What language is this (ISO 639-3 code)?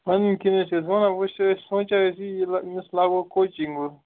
kas